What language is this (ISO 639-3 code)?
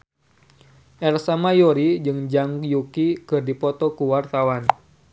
sun